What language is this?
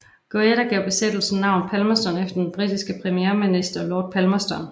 Danish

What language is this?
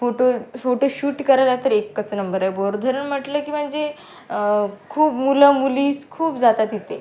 Marathi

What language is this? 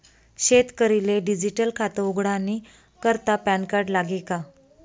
Marathi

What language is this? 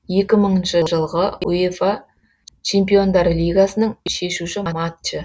Kazakh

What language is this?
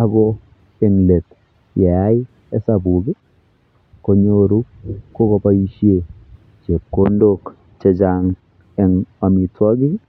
Kalenjin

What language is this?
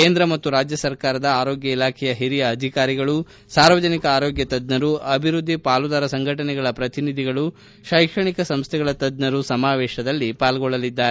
Kannada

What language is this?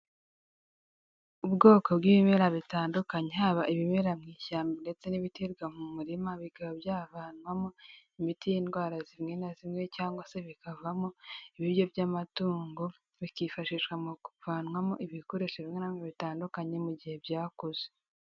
Kinyarwanda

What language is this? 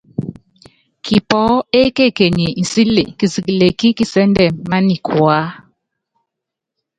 Yangben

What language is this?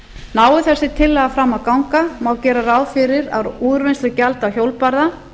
Icelandic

